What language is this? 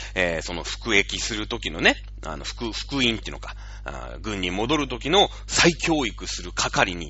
Japanese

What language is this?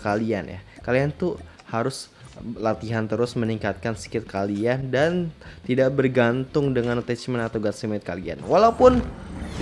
Indonesian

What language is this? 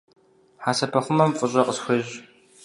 Kabardian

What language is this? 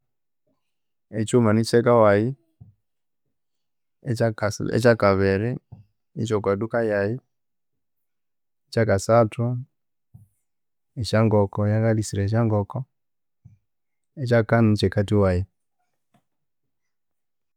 Konzo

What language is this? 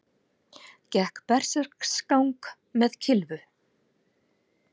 Icelandic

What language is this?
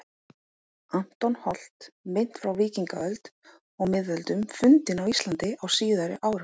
Icelandic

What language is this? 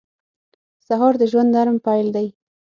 Pashto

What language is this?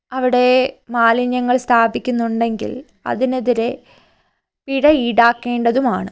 Malayalam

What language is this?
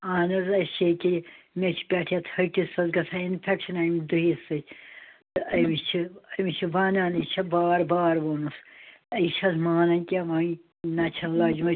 Kashmiri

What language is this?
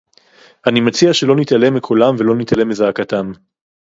Hebrew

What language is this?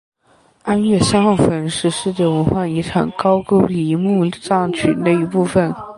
Chinese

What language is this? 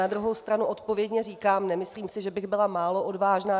Czech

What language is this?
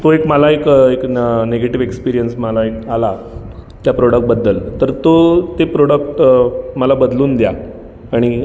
Marathi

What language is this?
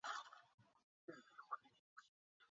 Chinese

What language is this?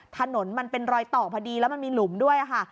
Thai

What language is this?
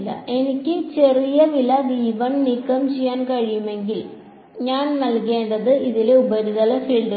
Malayalam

